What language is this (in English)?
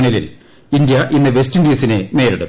Malayalam